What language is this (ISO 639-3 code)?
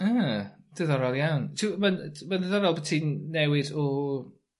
cym